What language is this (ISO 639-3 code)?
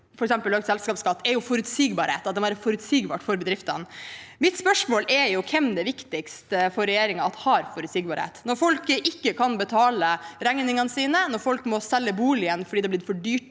nor